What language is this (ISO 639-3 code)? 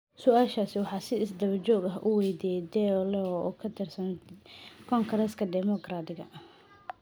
som